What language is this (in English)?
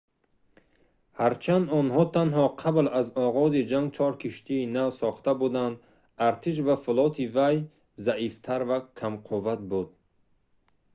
Tajik